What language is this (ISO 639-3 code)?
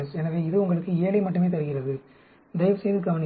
tam